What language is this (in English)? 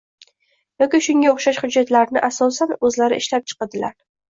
Uzbek